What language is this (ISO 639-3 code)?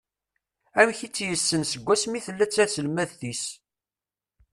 kab